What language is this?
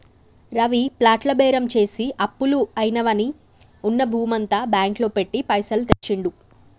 Telugu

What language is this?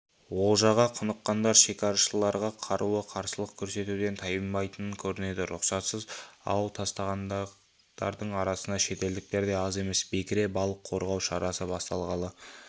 Kazakh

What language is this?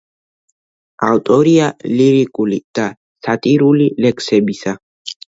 Georgian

